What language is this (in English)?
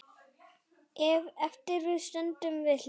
Icelandic